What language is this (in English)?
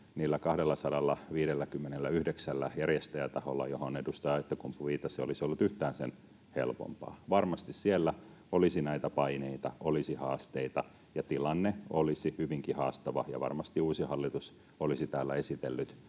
Finnish